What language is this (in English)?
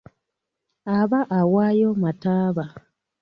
Ganda